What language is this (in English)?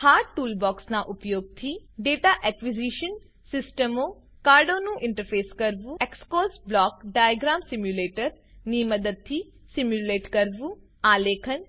Gujarati